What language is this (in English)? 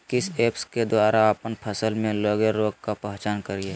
Magahi